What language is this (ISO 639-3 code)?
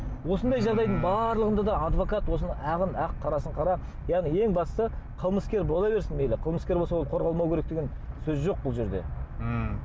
kaz